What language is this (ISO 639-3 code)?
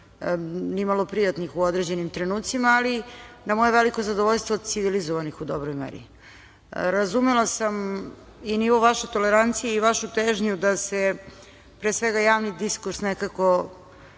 srp